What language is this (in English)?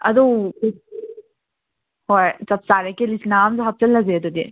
Manipuri